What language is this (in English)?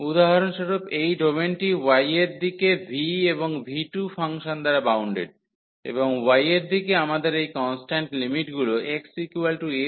Bangla